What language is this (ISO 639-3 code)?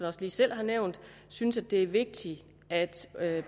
dan